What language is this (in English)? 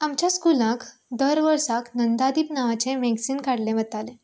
Konkani